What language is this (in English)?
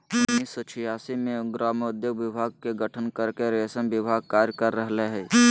Magahi